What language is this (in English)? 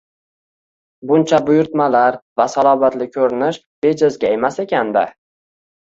Uzbek